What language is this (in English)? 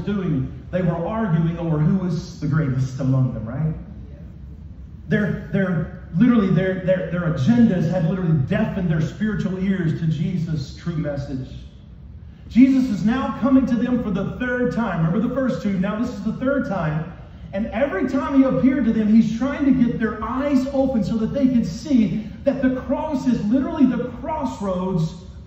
English